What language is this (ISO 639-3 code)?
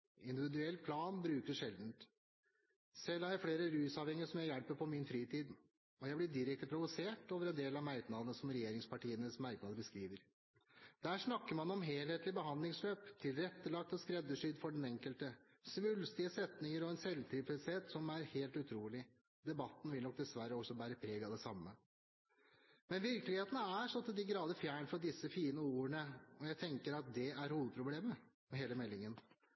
nob